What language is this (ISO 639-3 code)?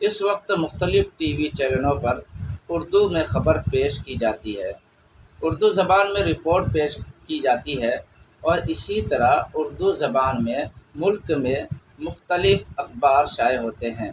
urd